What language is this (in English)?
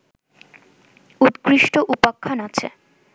Bangla